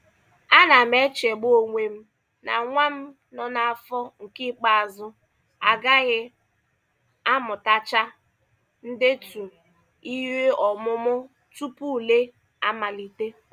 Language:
Igbo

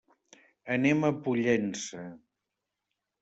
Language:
Catalan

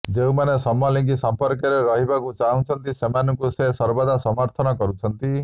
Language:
Odia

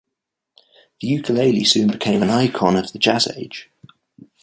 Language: English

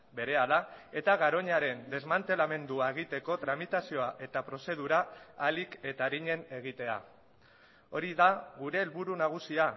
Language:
Basque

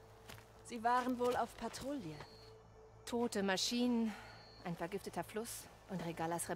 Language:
German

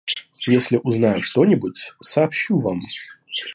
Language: Russian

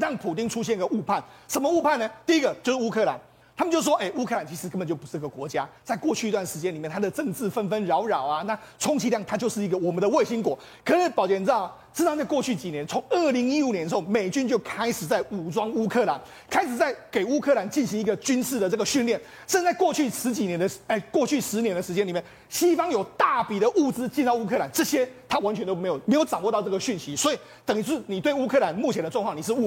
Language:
Chinese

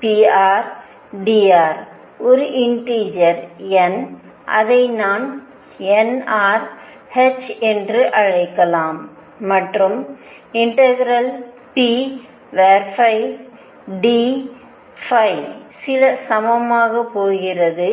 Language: Tamil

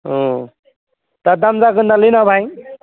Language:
Bodo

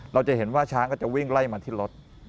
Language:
Thai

